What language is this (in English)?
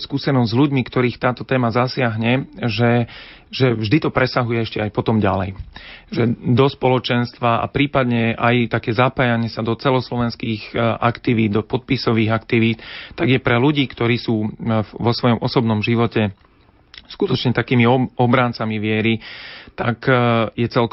Slovak